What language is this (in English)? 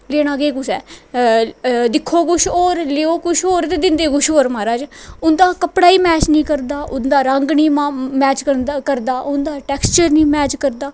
Dogri